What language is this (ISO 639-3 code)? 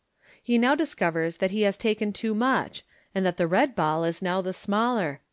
eng